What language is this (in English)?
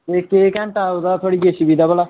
Dogri